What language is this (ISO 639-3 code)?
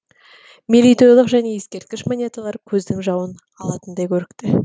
kaz